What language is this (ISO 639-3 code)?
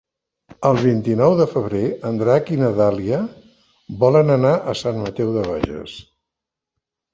cat